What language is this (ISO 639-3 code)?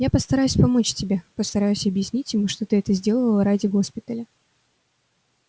rus